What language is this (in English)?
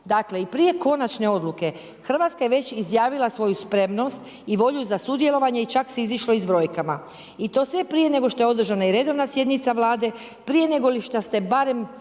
Croatian